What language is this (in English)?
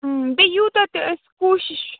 Kashmiri